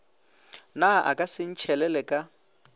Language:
Northern Sotho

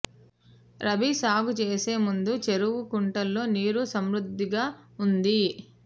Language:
Telugu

